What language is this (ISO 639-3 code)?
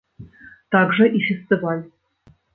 bel